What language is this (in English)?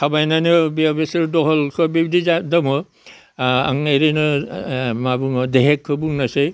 Bodo